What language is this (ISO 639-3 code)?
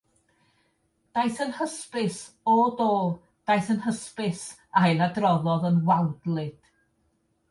cym